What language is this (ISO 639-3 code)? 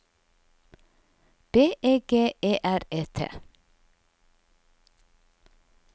nor